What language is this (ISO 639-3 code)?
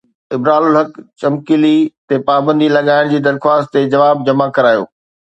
snd